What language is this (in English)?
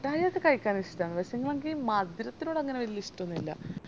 Malayalam